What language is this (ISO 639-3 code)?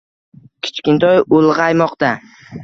uzb